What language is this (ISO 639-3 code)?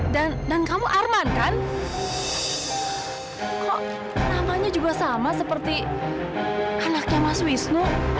ind